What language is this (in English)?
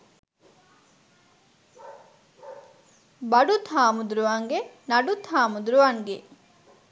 Sinhala